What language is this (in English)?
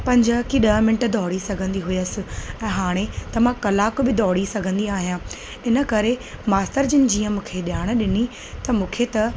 Sindhi